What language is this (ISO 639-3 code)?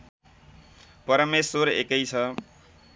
nep